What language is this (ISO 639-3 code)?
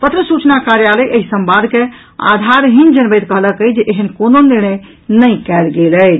mai